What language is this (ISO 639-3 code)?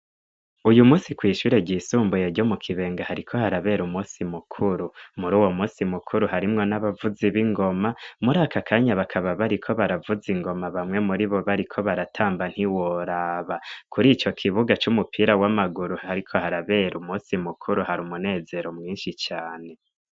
run